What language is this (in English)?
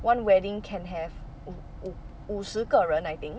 English